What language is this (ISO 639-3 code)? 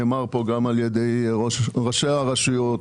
heb